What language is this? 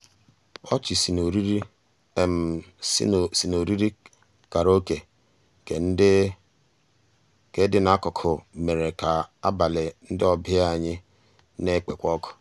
Igbo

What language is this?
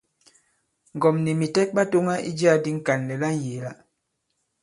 Bankon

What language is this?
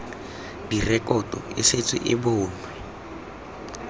Tswana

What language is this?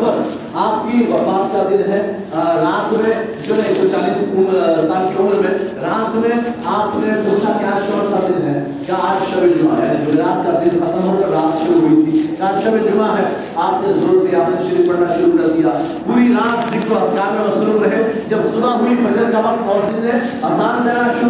Urdu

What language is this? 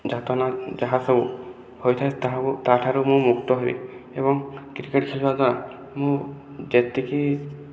Odia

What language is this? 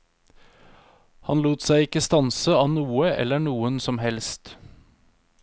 Norwegian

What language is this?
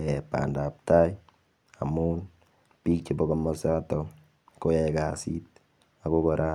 Kalenjin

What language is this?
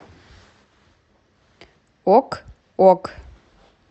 Russian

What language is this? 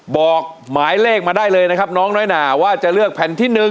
Thai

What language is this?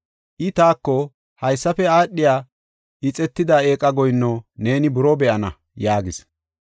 Gofa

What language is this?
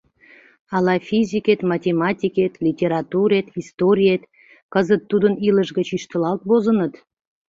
Mari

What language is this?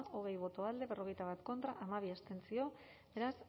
Basque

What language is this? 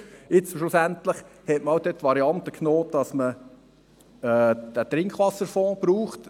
Swiss German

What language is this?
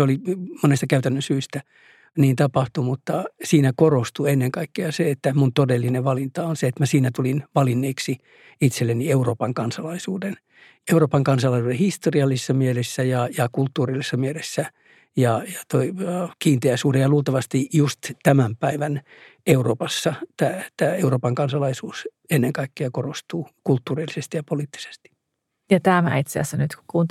Finnish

